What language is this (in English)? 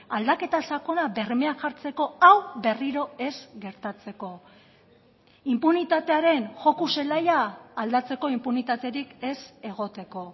Basque